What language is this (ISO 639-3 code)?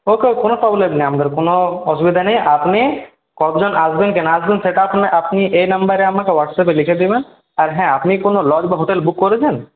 ben